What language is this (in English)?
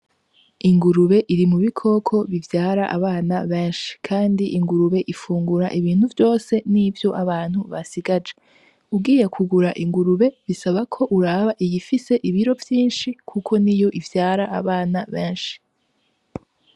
Rundi